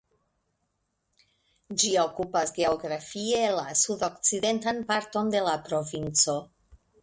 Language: Esperanto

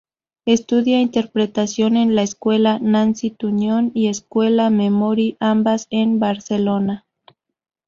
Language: Spanish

